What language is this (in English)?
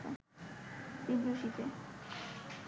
Bangla